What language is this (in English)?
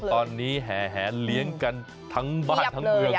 Thai